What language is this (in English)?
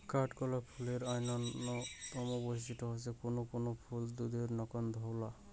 Bangla